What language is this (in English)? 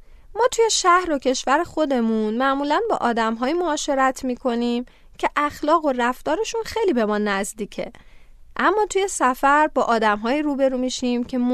Persian